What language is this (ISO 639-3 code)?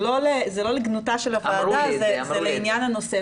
heb